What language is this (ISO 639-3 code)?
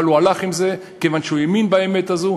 heb